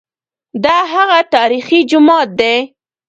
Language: Pashto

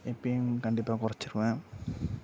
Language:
Tamil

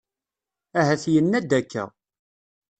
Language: Kabyle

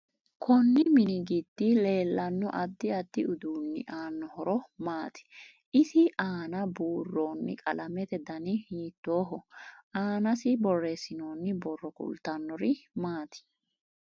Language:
Sidamo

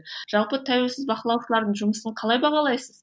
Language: Kazakh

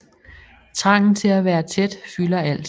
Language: Danish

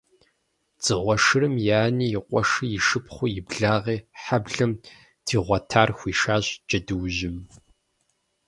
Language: Kabardian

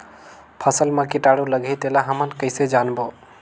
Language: Chhattisgarhi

